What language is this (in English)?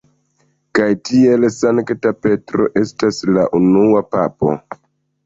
Esperanto